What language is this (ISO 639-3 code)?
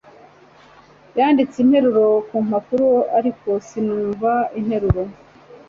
kin